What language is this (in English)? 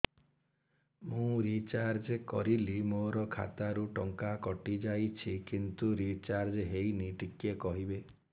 Odia